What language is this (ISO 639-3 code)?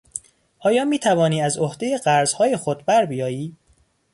fas